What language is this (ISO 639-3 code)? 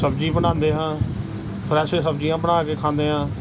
pan